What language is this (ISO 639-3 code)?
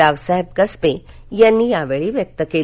mar